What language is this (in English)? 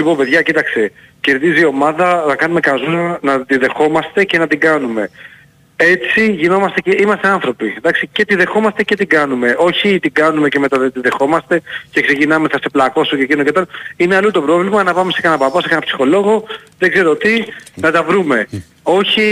Greek